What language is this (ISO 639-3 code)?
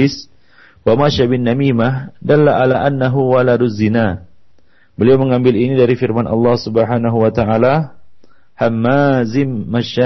msa